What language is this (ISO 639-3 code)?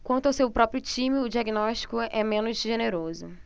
por